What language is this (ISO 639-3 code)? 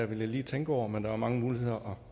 dan